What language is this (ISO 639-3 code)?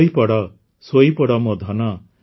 ori